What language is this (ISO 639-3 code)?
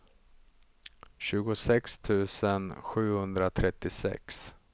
swe